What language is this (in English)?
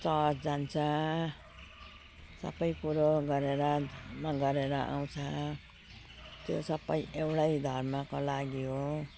Nepali